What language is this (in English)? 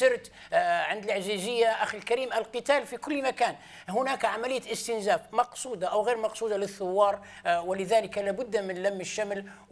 Arabic